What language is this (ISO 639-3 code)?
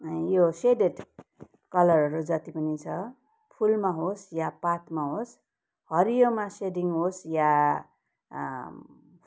nep